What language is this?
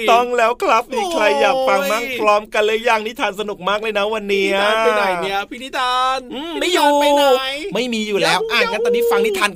Thai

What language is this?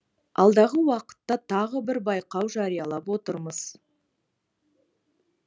Kazakh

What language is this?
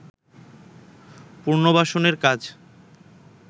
Bangla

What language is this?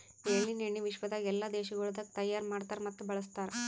Kannada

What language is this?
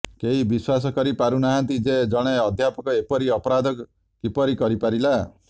Odia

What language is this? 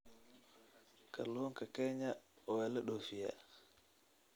Somali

